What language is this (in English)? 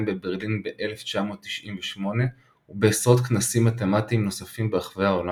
Hebrew